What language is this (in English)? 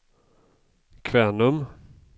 Swedish